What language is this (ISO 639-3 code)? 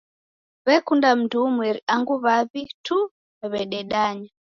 dav